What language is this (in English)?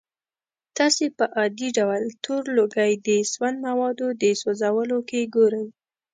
Pashto